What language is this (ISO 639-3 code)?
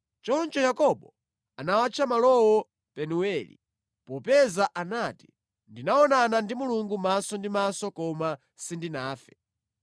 nya